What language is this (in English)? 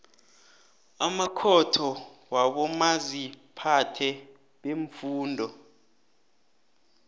South Ndebele